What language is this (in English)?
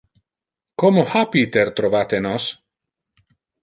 Interlingua